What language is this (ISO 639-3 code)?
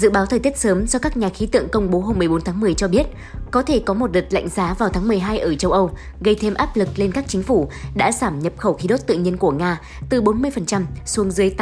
vie